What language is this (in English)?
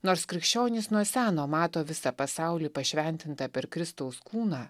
Lithuanian